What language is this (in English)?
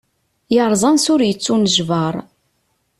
Kabyle